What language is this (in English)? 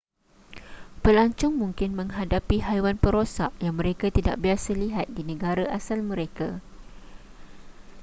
Malay